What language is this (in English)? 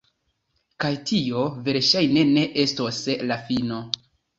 Esperanto